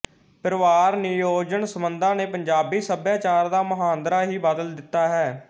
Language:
Punjabi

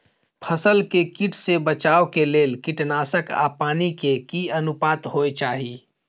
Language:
Maithili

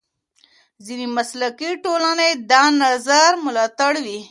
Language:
Pashto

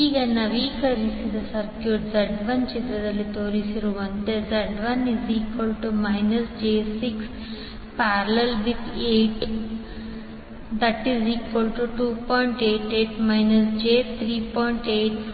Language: Kannada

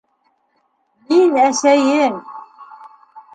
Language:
Bashkir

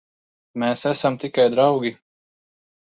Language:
Latvian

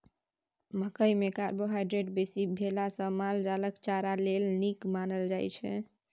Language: Maithili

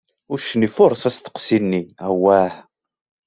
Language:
Kabyle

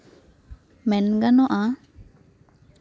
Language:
Santali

